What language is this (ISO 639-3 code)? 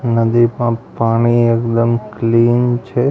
guj